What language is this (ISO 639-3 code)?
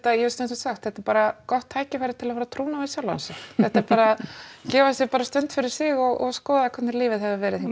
isl